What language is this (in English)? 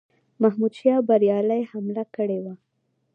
Pashto